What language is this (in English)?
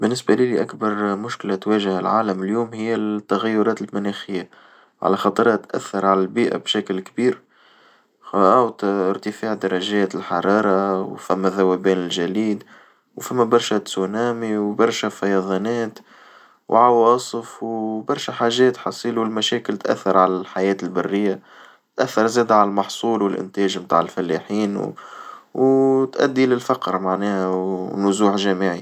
Tunisian Arabic